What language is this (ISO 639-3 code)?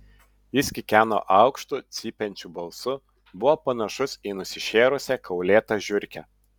lit